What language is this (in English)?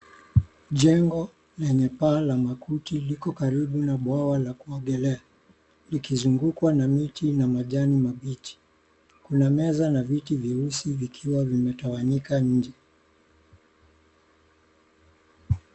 Swahili